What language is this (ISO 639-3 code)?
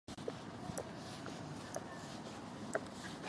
jpn